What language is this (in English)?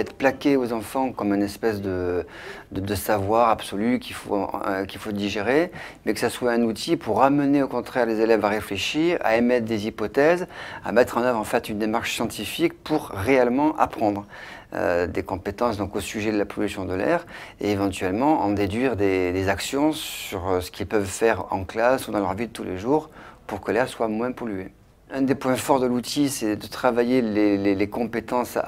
French